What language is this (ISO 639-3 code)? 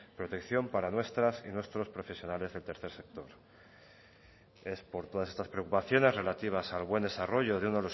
spa